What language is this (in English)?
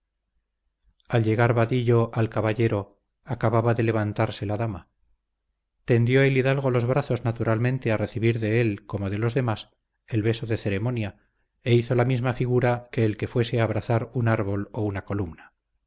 Spanish